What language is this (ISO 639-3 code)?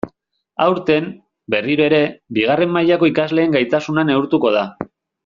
eus